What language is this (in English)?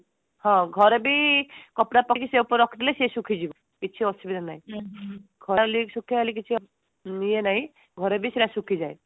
Odia